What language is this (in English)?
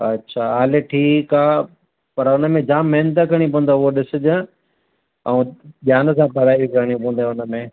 Sindhi